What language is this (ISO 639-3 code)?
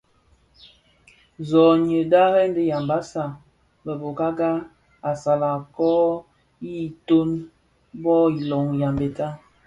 ksf